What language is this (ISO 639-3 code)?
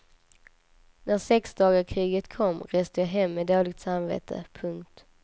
swe